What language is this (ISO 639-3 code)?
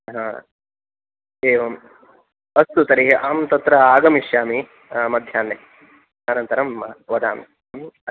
san